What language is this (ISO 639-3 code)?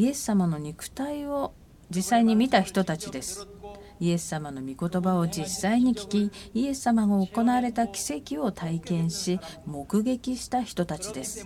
jpn